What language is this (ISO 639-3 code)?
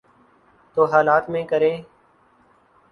urd